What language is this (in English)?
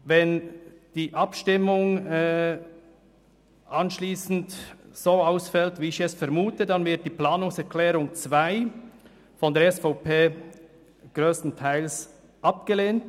Swiss German